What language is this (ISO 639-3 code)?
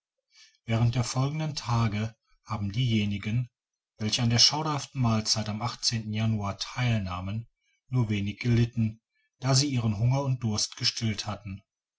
deu